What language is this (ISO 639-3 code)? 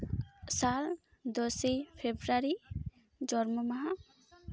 sat